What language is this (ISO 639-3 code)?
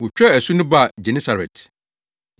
aka